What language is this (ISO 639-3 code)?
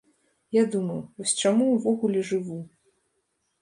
bel